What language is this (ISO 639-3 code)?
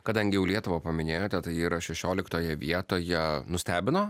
lit